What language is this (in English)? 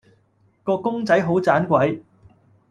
Cantonese